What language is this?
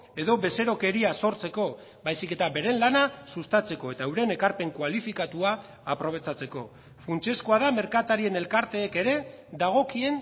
Basque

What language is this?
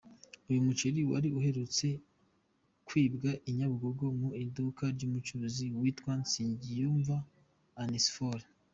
Kinyarwanda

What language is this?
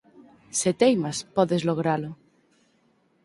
Galician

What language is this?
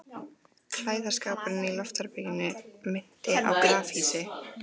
Icelandic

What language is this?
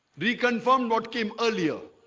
English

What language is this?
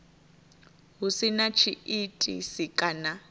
Venda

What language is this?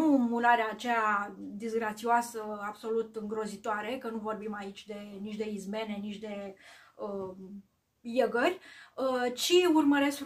Romanian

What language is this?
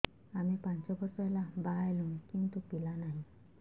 Odia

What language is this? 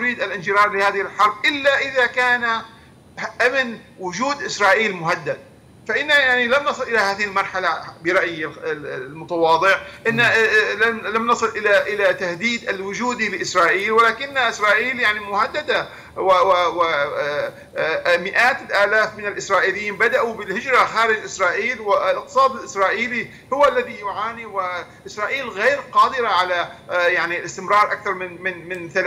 Arabic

